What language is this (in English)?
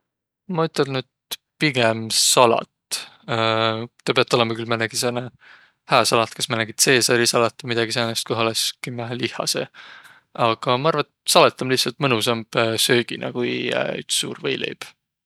Võro